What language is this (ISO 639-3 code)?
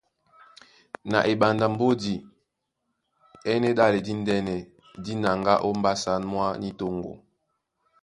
dua